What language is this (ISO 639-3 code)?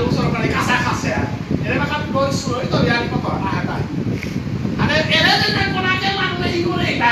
ind